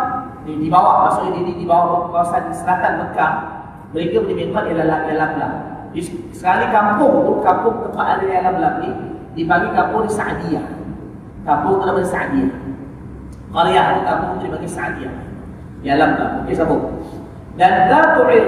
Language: Malay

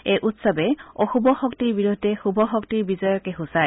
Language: Assamese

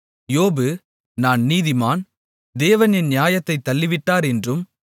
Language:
Tamil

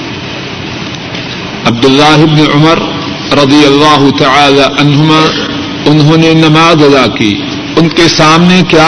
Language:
Urdu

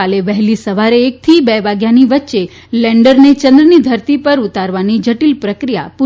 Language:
Gujarati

